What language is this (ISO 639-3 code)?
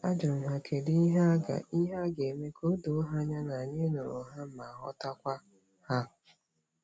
ibo